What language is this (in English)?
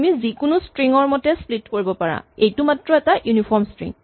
Assamese